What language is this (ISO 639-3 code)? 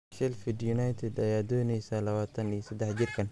som